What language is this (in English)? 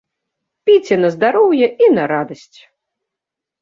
Belarusian